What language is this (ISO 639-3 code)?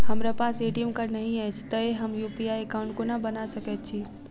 mai